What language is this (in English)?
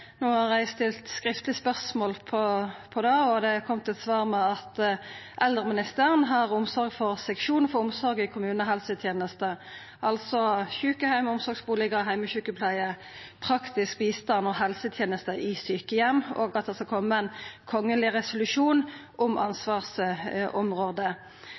Norwegian Nynorsk